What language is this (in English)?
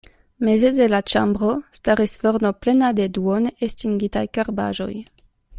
Esperanto